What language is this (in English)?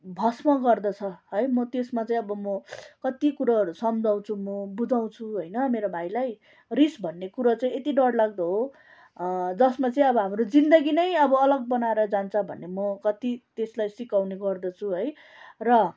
Nepali